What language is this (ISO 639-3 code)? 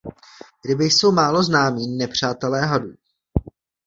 ces